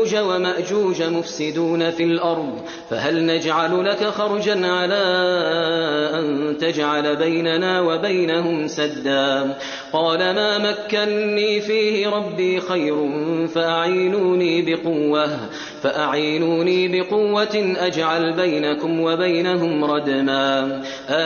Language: Arabic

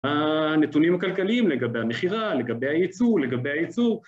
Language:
Hebrew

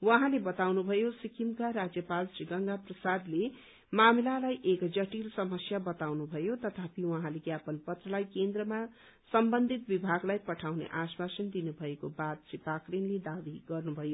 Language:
Nepali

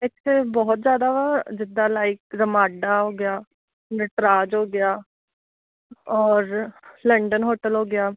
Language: Punjabi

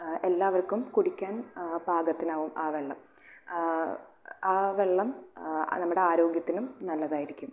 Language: Malayalam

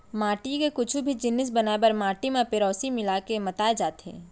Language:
Chhattisgarhi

